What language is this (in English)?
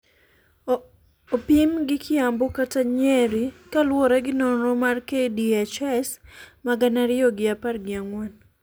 Luo (Kenya and Tanzania)